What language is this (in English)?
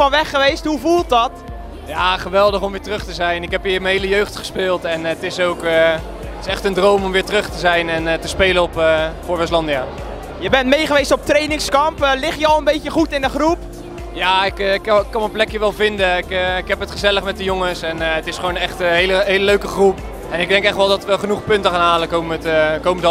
Dutch